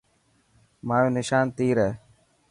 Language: Dhatki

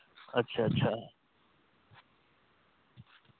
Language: Dogri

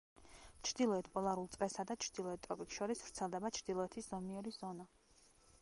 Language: Georgian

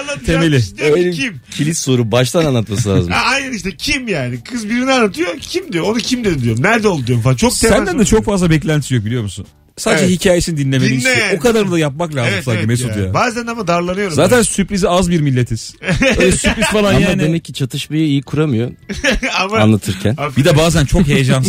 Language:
Turkish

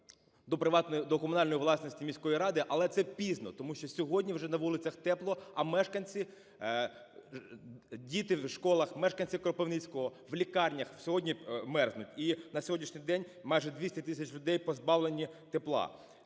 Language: Ukrainian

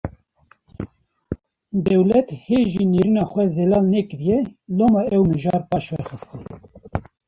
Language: Kurdish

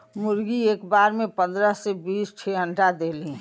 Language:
Bhojpuri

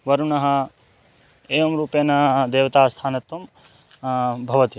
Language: Sanskrit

